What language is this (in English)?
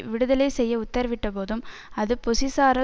Tamil